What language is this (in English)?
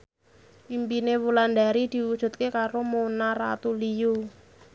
Javanese